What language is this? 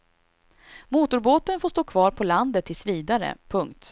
Swedish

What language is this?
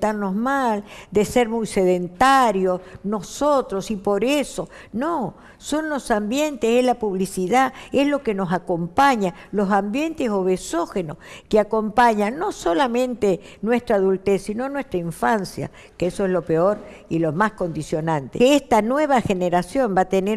Spanish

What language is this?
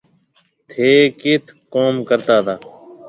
Marwari (Pakistan)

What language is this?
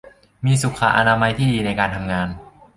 Thai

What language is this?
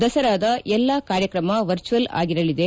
Kannada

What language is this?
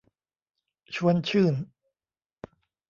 Thai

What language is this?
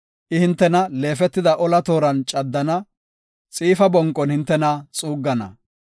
Gofa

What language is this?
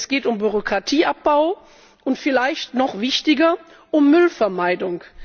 German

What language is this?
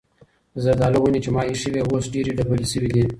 Pashto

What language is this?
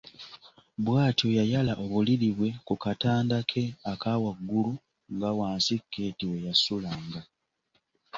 Ganda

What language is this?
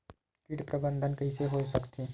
Chhattisgarhi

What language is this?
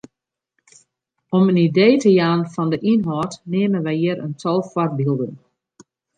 Western Frisian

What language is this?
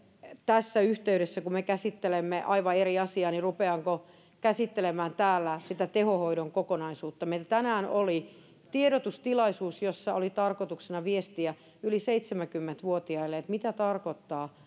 Finnish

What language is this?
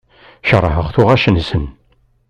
Kabyle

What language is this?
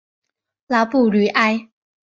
Chinese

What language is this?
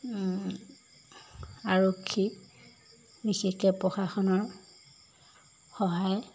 Assamese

